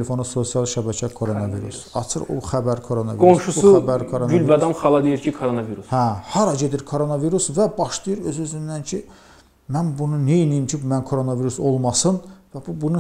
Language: Turkish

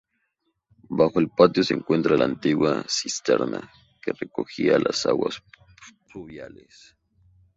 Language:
Spanish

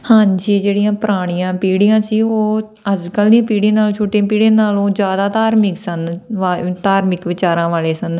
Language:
Punjabi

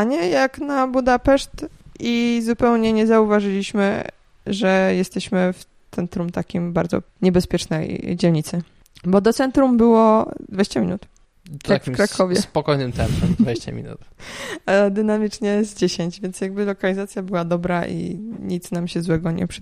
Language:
Polish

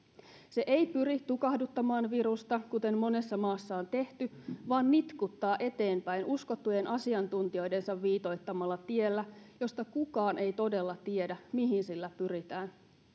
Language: Finnish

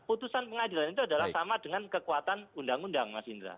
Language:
Indonesian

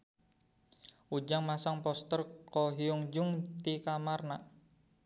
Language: Sundanese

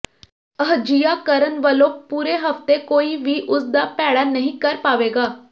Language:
Punjabi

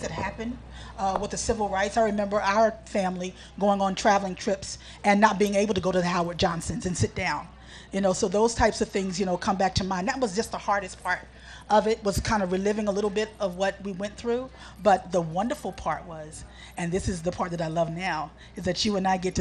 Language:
English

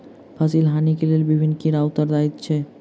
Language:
Maithili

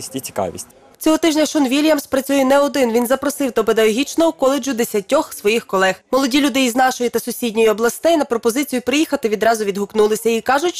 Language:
Ukrainian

